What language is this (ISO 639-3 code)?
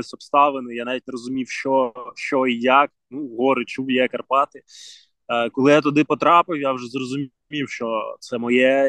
ukr